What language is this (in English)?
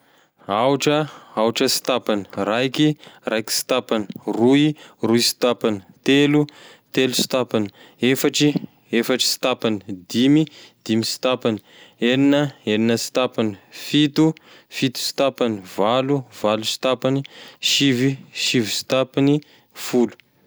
Tesaka Malagasy